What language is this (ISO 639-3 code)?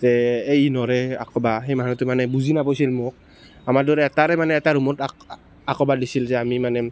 asm